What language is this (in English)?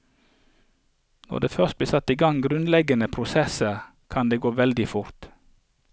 Norwegian